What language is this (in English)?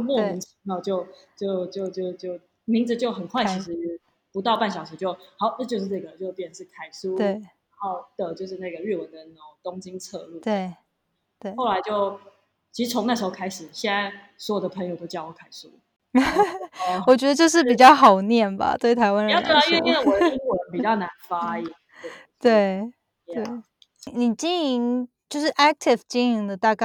Chinese